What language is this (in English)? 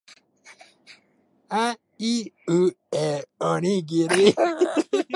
Japanese